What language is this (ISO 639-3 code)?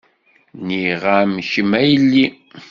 kab